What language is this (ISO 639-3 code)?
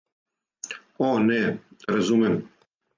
srp